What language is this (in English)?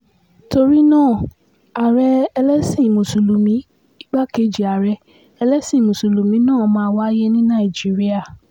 Yoruba